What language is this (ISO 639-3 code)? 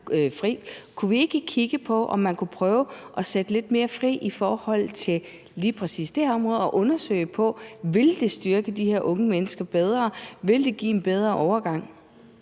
dan